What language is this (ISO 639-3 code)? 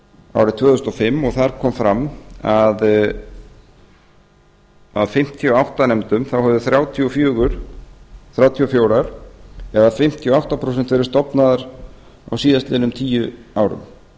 isl